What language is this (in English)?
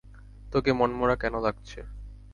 Bangla